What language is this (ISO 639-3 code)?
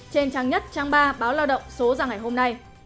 vie